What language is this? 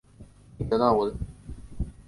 Chinese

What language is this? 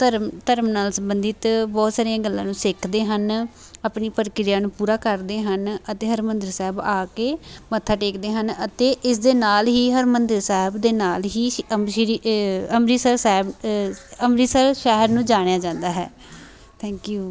Punjabi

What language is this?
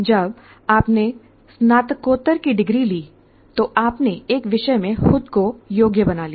Hindi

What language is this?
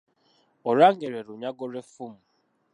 Ganda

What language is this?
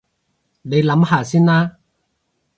Cantonese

